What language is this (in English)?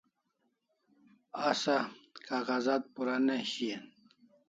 Kalasha